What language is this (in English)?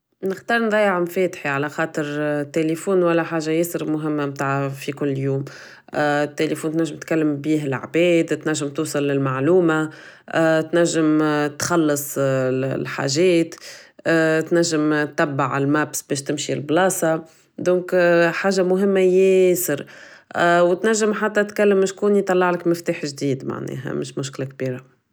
Tunisian Arabic